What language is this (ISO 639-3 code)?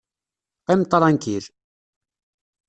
kab